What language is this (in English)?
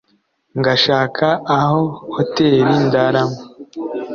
Kinyarwanda